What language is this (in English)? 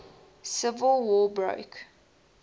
English